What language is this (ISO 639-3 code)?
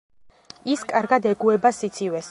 kat